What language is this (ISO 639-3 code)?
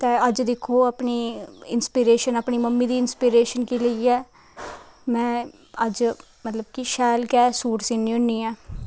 doi